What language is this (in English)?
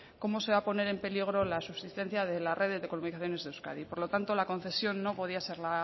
Spanish